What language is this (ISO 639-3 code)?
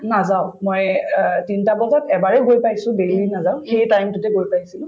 asm